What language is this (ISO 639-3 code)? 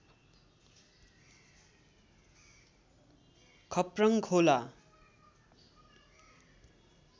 nep